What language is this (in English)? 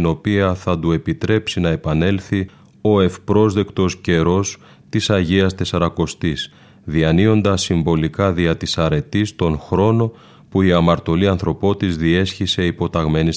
Greek